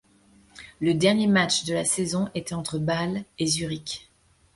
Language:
French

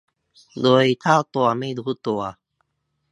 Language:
Thai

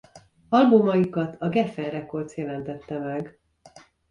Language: Hungarian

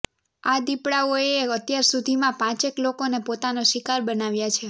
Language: Gujarati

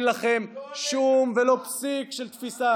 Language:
Hebrew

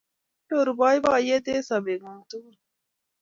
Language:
Kalenjin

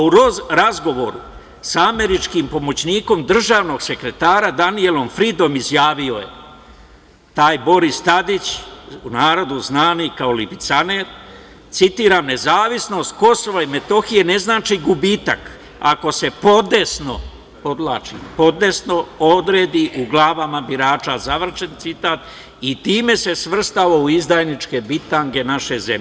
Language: Serbian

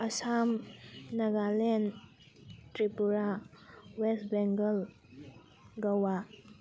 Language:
Manipuri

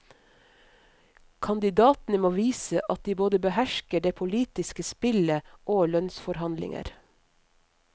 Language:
Norwegian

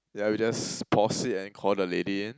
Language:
English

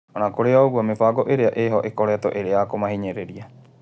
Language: Kikuyu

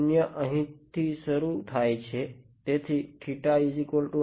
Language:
Gujarati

